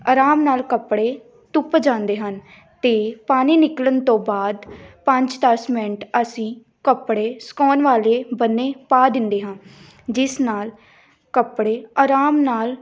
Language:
Punjabi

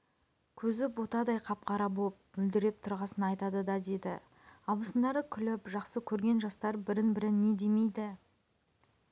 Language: Kazakh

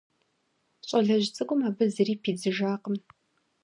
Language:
Kabardian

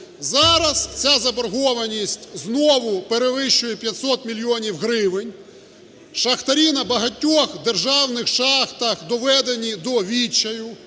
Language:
Ukrainian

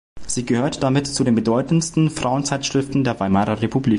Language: German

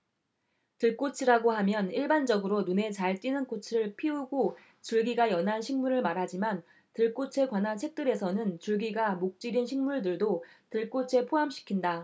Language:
Korean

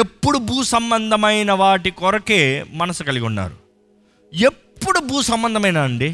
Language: Telugu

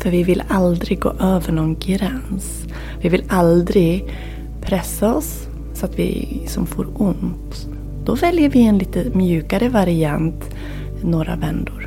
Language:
Swedish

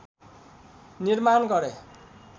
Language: Nepali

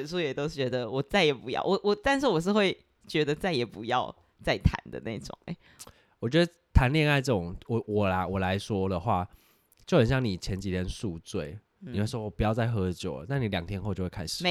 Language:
Chinese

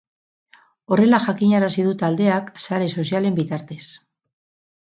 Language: Basque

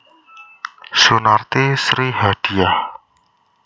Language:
Javanese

